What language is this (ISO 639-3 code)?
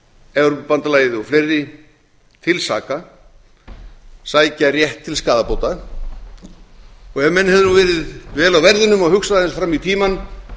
isl